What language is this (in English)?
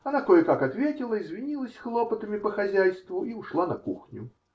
Russian